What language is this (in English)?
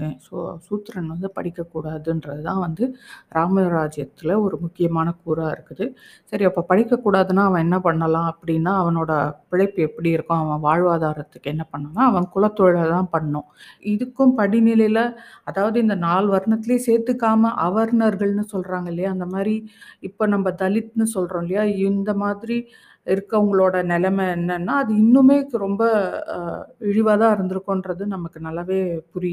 Tamil